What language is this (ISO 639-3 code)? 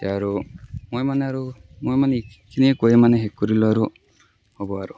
asm